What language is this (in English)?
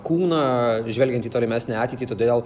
Lithuanian